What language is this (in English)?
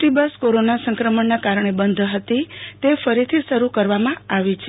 Gujarati